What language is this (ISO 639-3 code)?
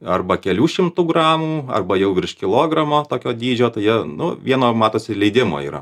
lit